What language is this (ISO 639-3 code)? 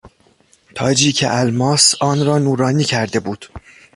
fas